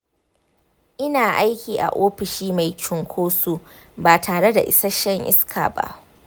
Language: Hausa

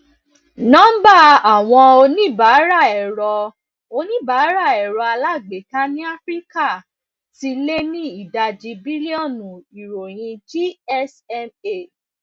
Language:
Yoruba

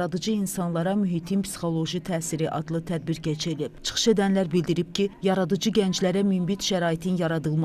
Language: Turkish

